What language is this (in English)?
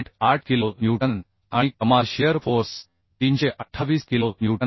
Marathi